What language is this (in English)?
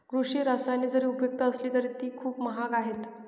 Marathi